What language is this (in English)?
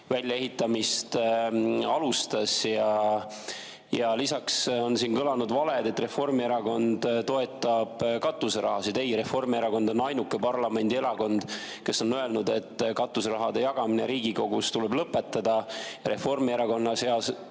Estonian